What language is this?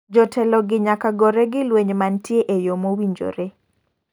Luo (Kenya and Tanzania)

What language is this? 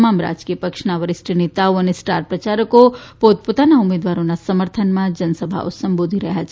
Gujarati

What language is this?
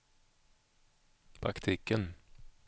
Swedish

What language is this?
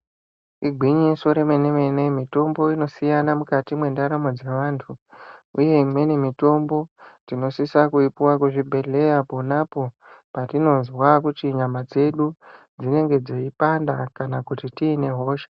Ndau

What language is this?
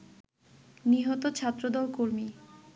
Bangla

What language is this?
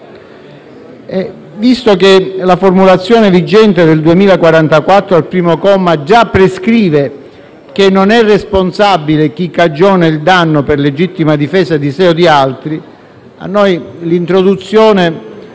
Italian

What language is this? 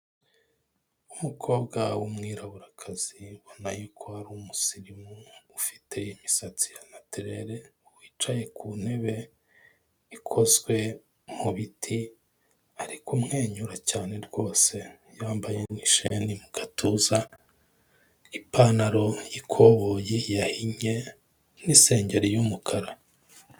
Kinyarwanda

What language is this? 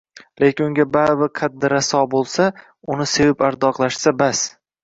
Uzbek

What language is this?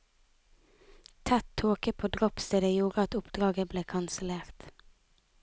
Norwegian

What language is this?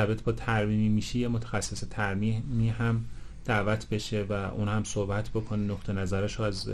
Persian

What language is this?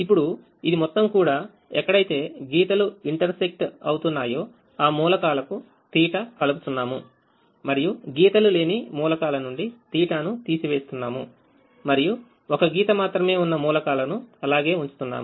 Telugu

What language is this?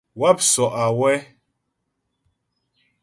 Ghomala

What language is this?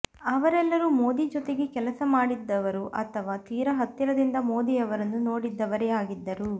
Kannada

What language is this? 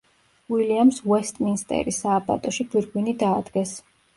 Georgian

